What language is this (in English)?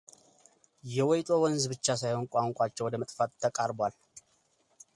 Amharic